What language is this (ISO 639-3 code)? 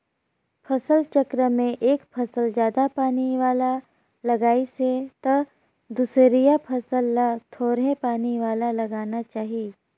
hne